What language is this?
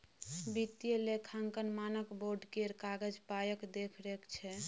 Maithili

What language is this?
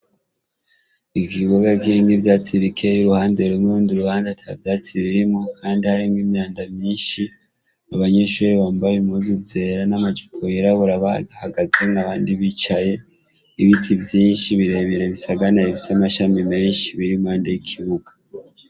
Rundi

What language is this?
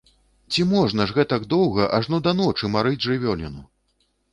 Belarusian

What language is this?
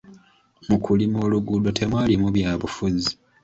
Ganda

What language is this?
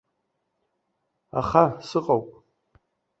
Abkhazian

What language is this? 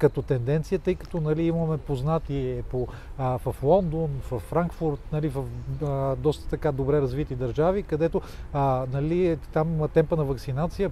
Bulgarian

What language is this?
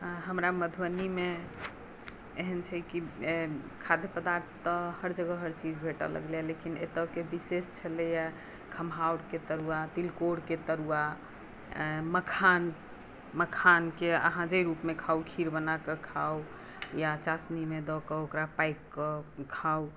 Maithili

